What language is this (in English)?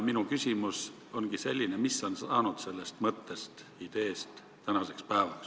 Estonian